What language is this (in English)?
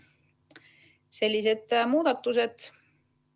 Estonian